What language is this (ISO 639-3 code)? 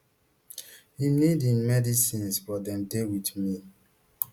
pcm